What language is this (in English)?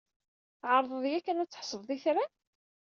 Kabyle